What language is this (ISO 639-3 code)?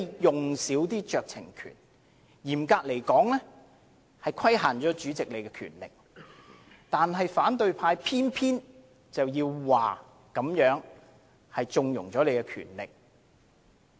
yue